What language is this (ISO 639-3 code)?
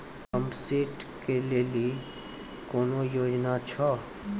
mai